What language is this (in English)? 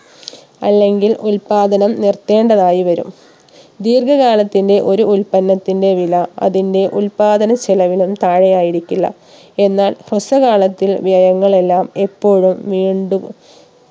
Malayalam